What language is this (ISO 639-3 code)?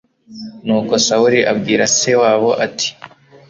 kin